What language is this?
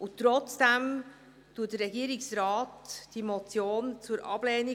Swiss German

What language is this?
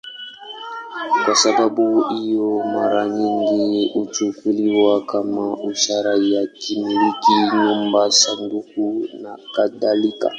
Swahili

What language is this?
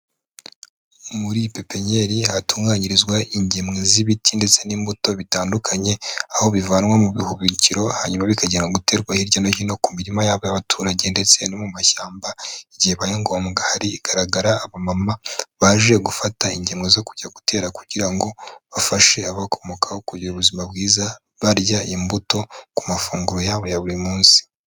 Kinyarwanda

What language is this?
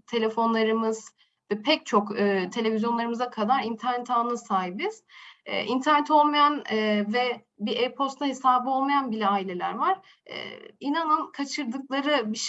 Turkish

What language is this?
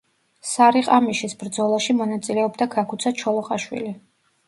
Georgian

